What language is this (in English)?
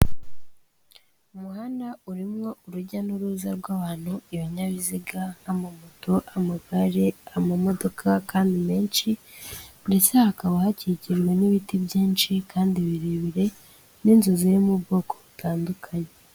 Kinyarwanda